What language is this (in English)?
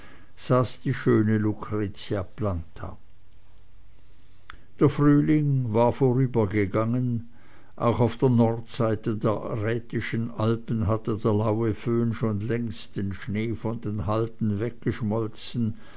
German